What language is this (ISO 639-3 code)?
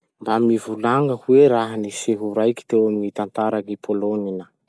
msh